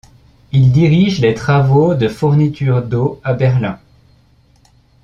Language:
French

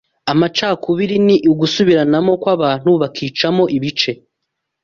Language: Kinyarwanda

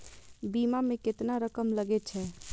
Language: Maithili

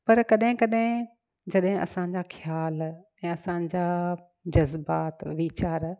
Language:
Sindhi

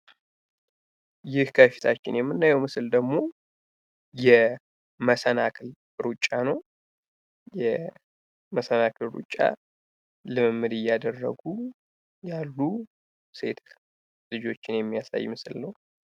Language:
Amharic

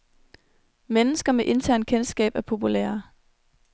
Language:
Danish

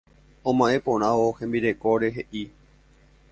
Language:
Guarani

